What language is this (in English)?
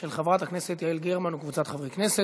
Hebrew